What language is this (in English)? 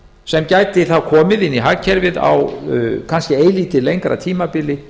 Icelandic